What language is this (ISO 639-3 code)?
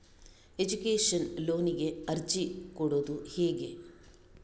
kan